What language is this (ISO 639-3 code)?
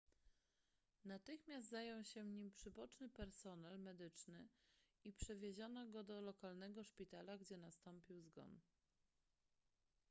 pol